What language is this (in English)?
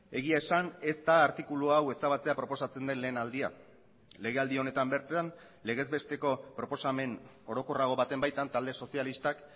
Basque